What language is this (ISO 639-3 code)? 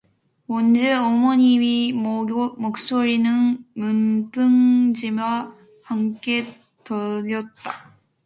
kor